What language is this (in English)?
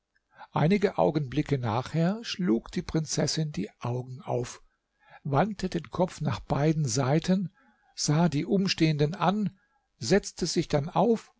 German